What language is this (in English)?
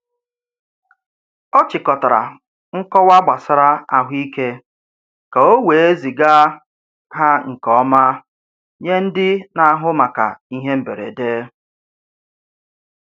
Igbo